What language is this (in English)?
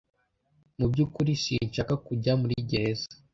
Kinyarwanda